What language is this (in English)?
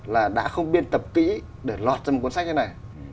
Vietnamese